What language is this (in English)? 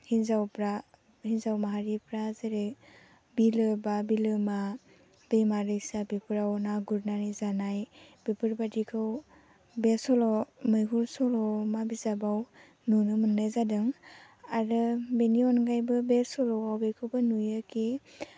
Bodo